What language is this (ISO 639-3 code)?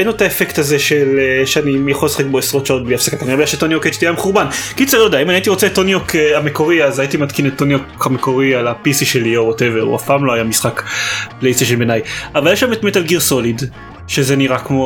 heb